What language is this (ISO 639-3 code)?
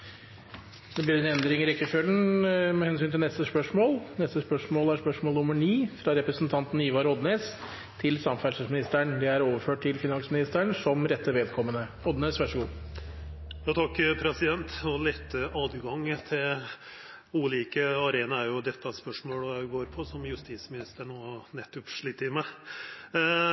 nor